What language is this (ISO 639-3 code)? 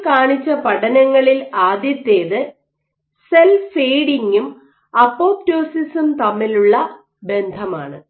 mal